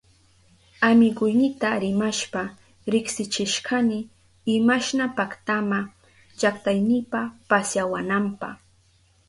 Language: Southern Pastaza Quechua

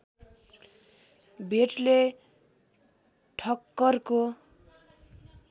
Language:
Nepali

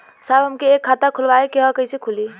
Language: Bhojpuri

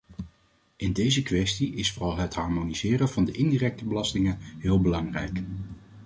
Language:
Dutch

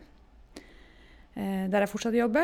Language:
Norwegian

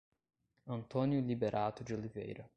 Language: Portuguese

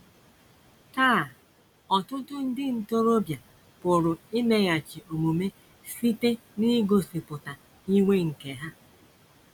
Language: Igbo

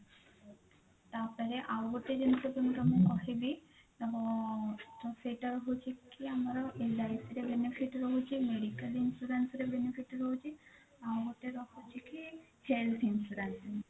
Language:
Odia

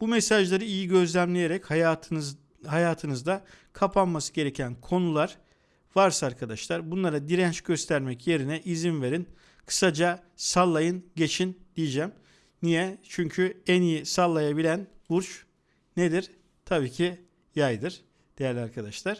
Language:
Turkish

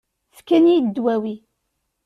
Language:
Kabyle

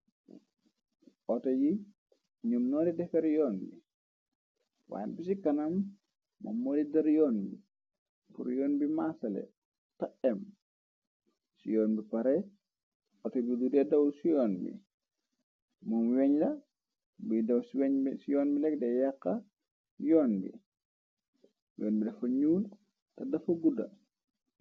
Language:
Wolof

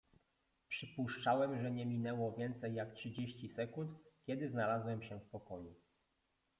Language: Polish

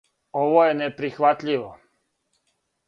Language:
Serbian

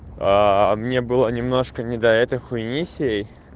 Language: Russian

